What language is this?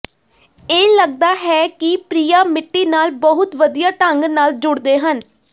Punjabi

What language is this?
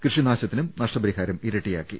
Malayalam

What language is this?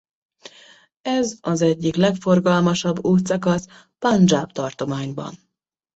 Hungarian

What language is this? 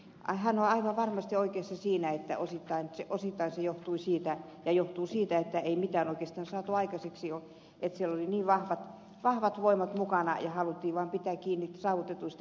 Finnish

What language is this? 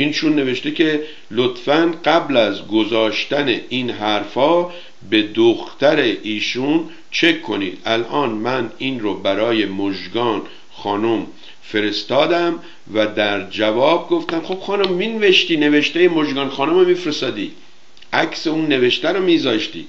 Persian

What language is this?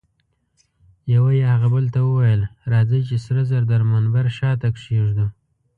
Pashto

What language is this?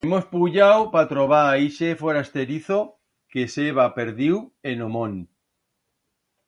Aragonese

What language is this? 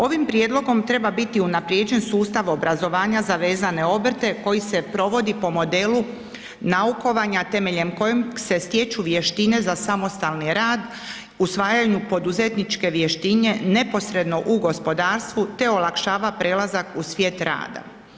Croatian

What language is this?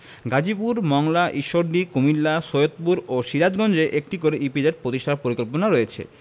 Bangla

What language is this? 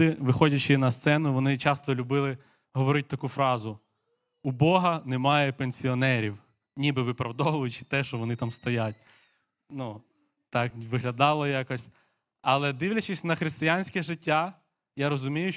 Ukrainian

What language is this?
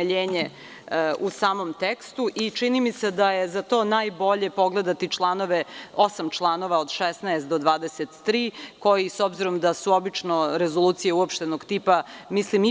Serbian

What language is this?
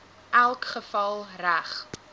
Afrikaans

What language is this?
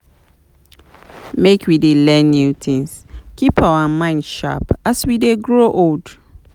Nigerian Pidgin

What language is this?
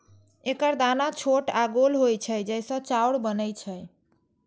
Maithili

